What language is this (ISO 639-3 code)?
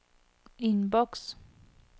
nor